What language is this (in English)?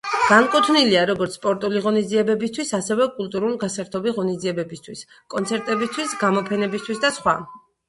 Georgian